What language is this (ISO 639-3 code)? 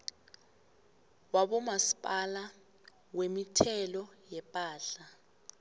nbl